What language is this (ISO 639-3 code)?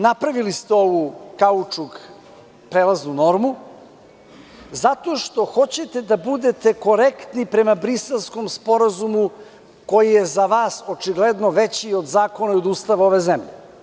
srp